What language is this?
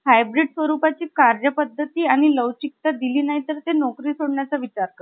Marathi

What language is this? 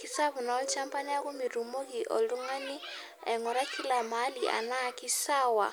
Masai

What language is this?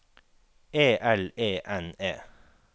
Norwegian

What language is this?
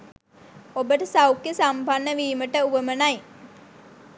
Sinhala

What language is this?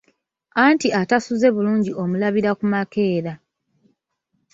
Ganda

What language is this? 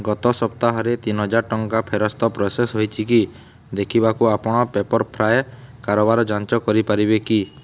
Odia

